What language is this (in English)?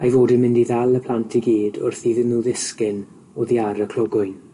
Welsh